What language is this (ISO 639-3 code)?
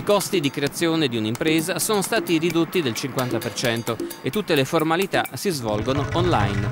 ita